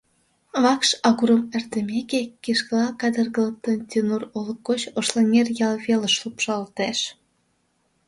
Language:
Mari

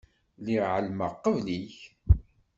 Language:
Kabyle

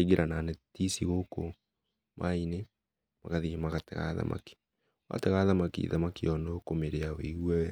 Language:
Kikuyu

